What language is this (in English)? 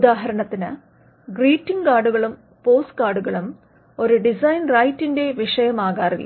Malayalam